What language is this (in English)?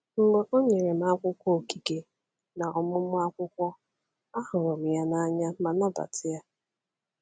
Igbo